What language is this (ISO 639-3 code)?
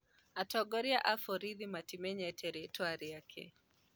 kik